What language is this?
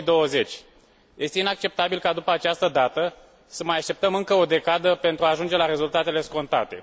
Romanian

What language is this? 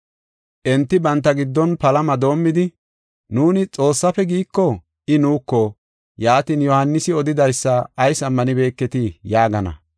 Gofa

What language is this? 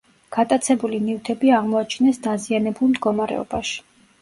Georgian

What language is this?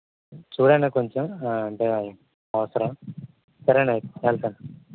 Telugu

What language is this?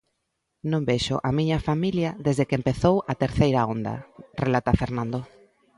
Galician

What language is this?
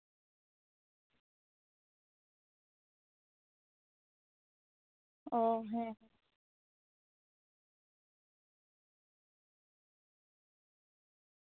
Santali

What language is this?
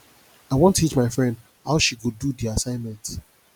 Nigerian Pidgin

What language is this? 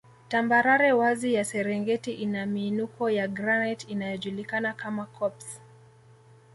Swahili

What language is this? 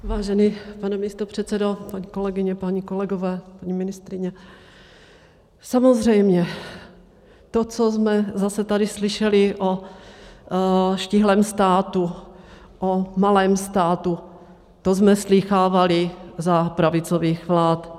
Czech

